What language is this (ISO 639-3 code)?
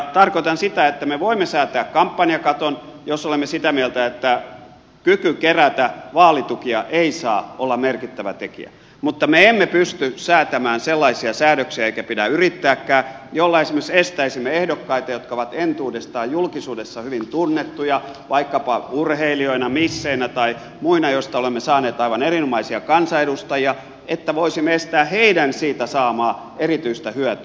fin